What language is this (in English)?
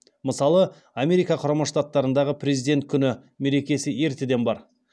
Kazakh